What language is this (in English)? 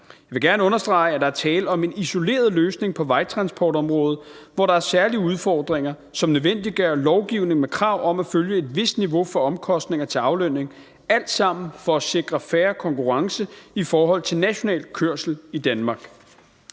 Danish